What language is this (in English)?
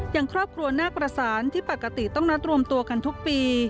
Thai